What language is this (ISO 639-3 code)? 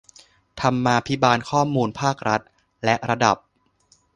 tha